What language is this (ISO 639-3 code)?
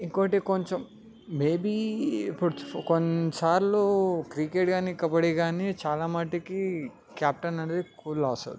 tel